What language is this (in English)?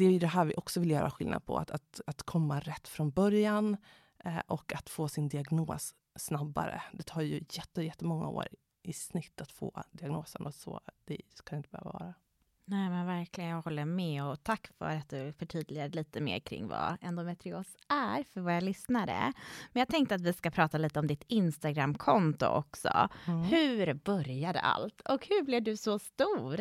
Swedish